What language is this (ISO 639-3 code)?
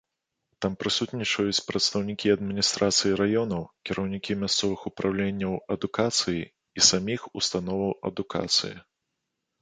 bel